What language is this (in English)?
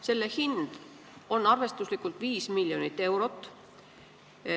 Estonian